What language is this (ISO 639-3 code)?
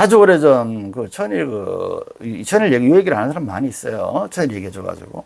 kor